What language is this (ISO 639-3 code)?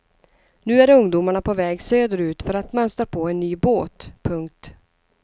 swe